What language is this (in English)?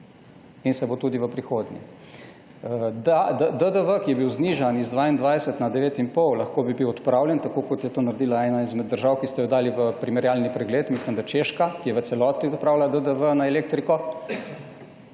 Slovenian